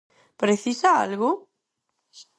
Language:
Galician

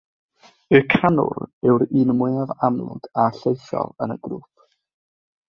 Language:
Welsh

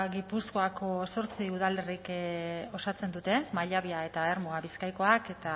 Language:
Basque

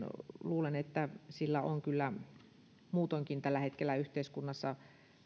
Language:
Finnish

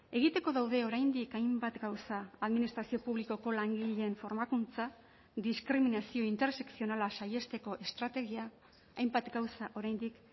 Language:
Basque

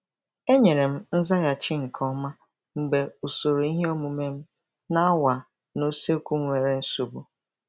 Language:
Igbo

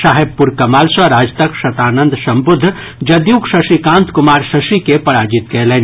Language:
Maithili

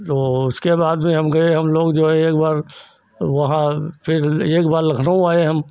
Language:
Hindi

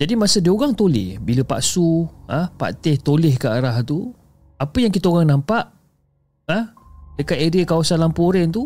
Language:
Malay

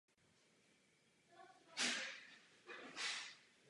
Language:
Czech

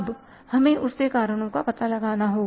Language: Hindi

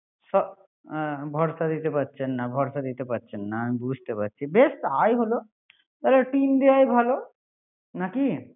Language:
Bangla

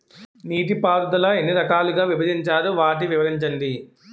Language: Telugu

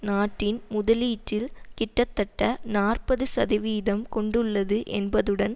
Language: Tamil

